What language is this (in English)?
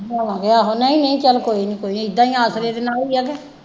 Punjabi